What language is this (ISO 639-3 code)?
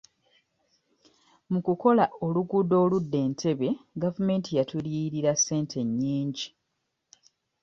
lug